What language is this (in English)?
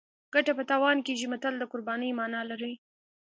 Pashto